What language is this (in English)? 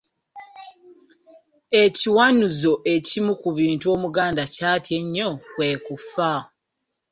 Ganda